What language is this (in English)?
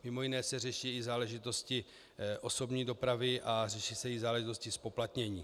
Czech